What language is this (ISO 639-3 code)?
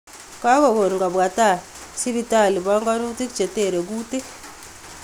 kln